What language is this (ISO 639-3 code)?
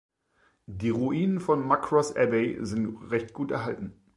deu